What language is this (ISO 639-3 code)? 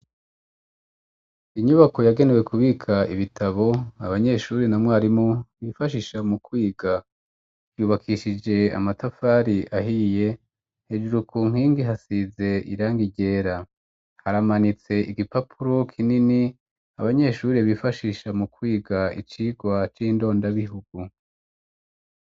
run